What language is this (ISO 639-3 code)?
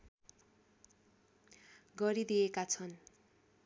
nep